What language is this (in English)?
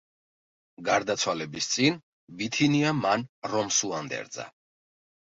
Georgian